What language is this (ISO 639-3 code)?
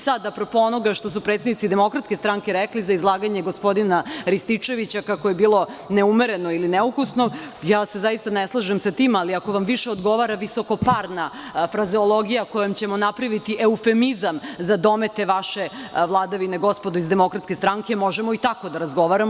srp